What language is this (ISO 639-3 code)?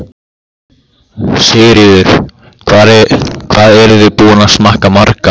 isl